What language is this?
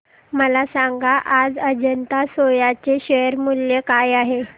Marathi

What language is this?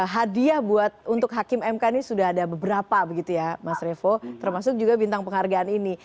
Indonesian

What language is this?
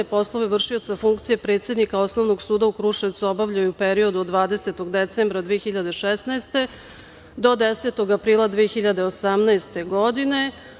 Serbian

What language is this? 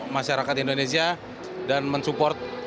Indonesian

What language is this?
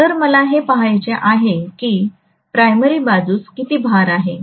Marathi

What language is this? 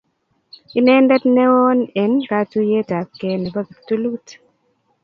Kalenjin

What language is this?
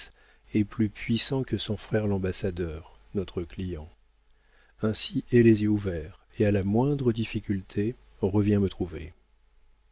French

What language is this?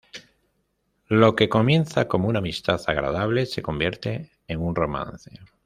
Spanish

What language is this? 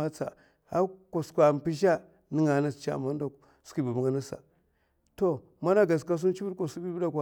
Mafa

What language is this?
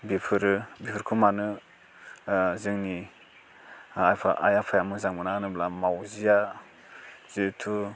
Bodo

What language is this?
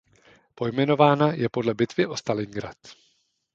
Czech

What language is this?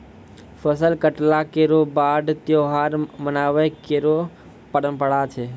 Maithili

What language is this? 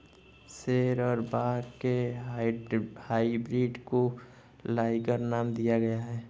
Hindi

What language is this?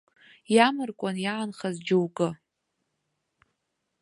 Abkhazian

